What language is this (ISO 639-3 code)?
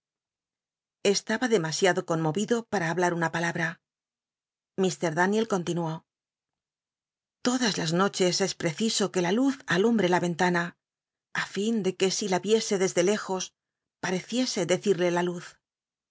spa